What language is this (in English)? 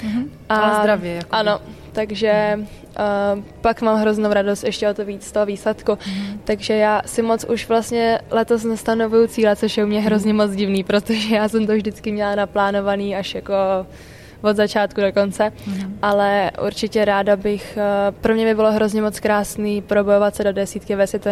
Czech